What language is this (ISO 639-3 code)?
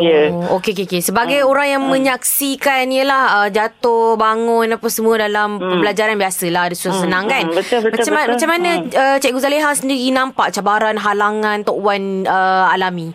msa